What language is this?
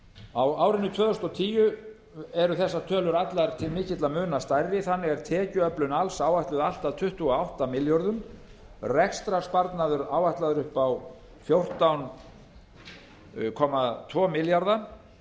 Icelandic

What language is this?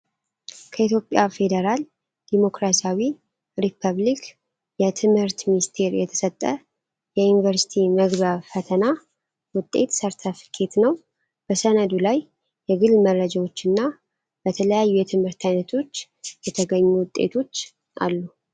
Amharic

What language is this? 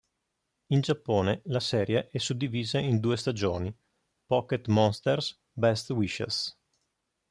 Italian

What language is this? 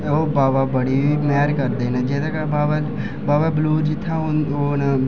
Dogri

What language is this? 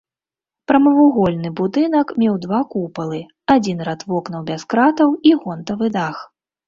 Belarusian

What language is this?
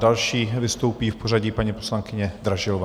Czech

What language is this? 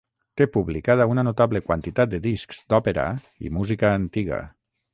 Catalan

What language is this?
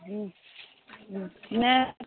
Maithili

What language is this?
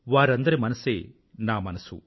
Telugu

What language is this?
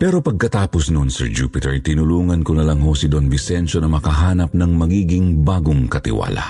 Filipino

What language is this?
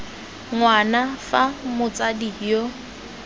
Tswana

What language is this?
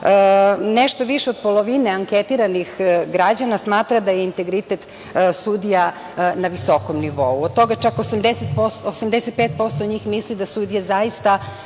Serbian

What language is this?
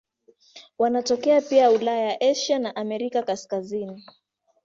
Swahili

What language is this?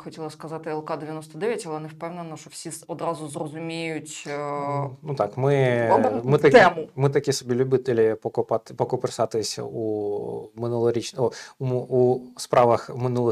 Ukrainian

